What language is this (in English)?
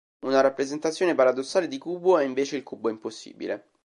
Italian